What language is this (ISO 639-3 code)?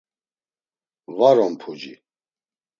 lzz